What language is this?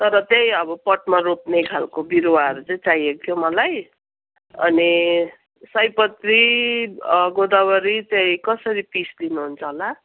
Nepali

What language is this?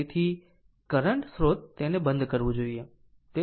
Gujarati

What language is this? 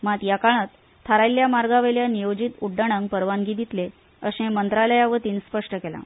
Konkani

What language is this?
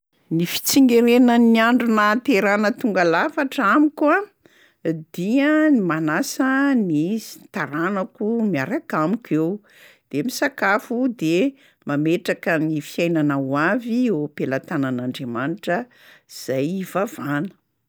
Malagasy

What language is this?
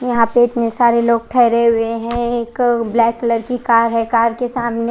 Hindi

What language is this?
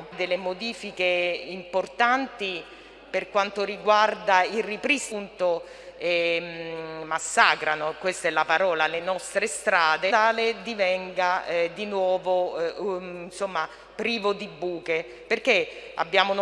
Italian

